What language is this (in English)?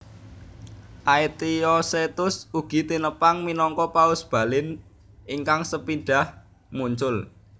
Javanese